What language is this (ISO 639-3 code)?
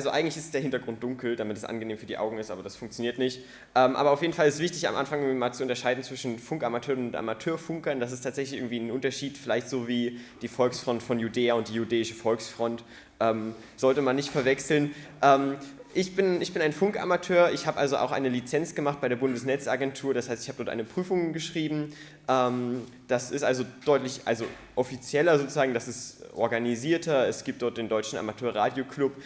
deu